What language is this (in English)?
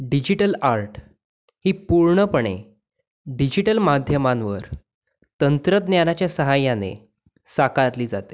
Marathi